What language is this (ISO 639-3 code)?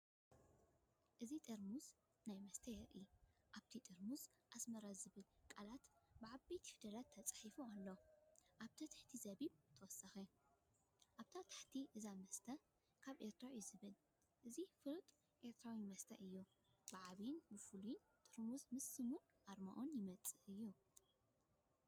tir